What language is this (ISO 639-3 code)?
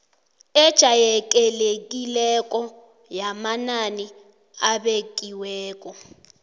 nbl